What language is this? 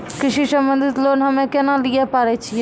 Maithili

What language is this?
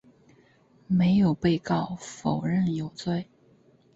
Chinese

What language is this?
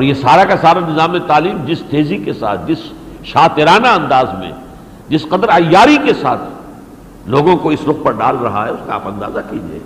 Urdu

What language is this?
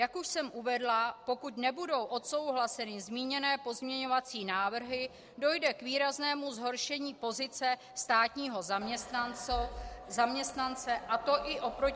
Czech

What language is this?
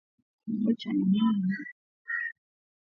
Swahili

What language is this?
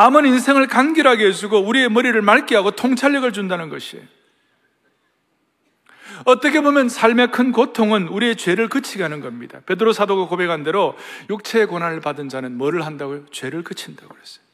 Korean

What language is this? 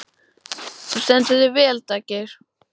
Icelandic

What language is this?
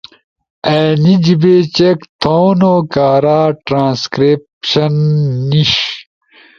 Ushojo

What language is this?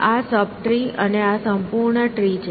Gujarati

